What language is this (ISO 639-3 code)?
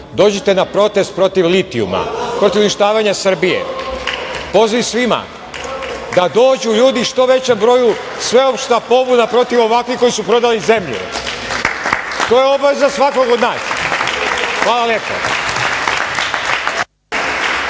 srp